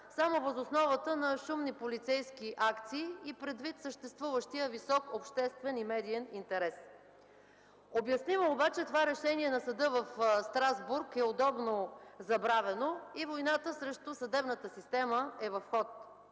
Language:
Bulgarian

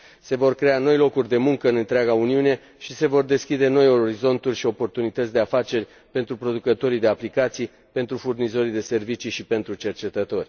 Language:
Romanian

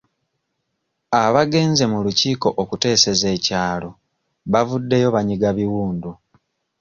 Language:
Ganda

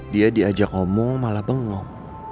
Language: Indonesian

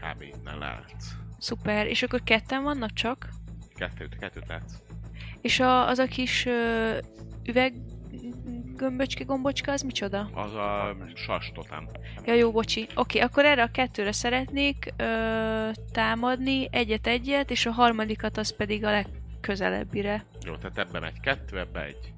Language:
Hungarian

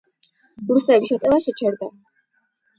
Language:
Georgian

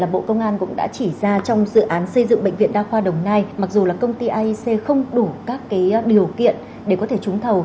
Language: Vietnamese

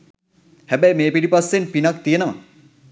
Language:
Sinhala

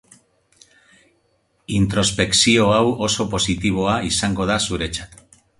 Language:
Basque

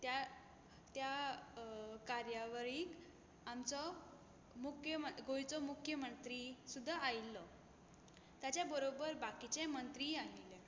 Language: Konkani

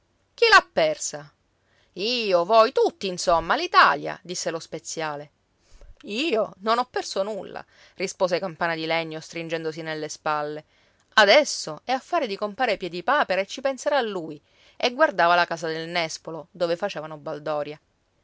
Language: Italian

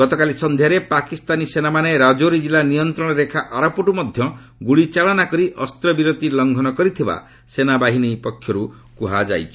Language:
Odia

